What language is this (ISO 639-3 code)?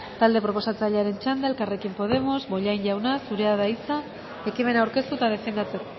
eus